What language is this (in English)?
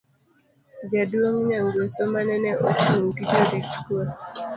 Luo (Kenya and Tanzania)